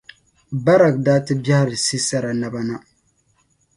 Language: Dagbani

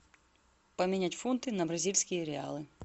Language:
Russian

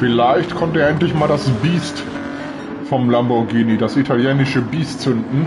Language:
German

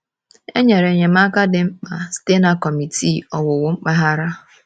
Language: Igbo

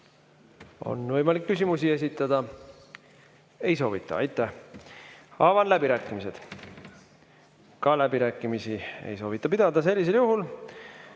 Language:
Estonian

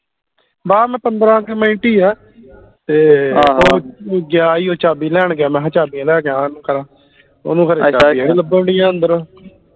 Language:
Punjabi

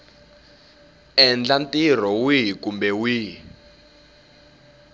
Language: Tsonga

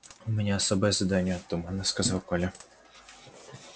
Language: Russian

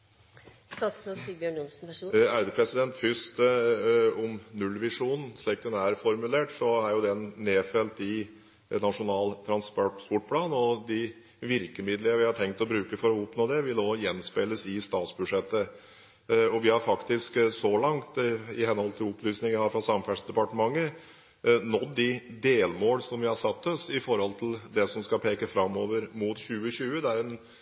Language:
Norwegian Bokmål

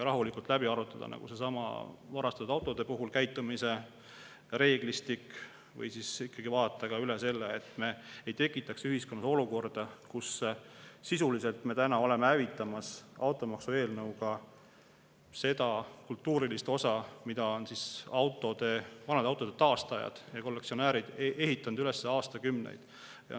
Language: Estonian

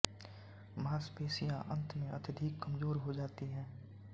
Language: Hindi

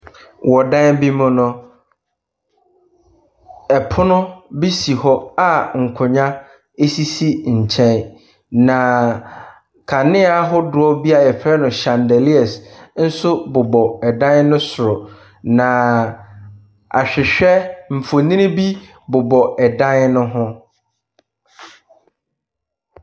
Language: Akan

